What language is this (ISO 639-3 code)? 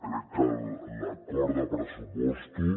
cat